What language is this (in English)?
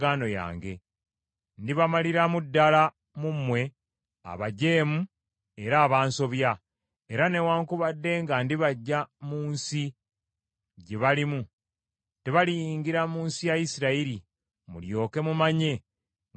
Ganda